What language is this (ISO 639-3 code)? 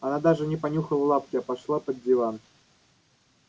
rus